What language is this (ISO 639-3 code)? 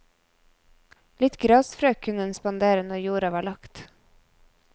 nor